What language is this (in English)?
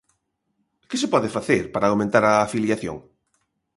Galician